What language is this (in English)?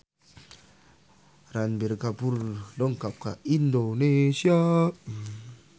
Sundanese